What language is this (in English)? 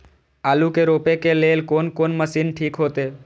Maithili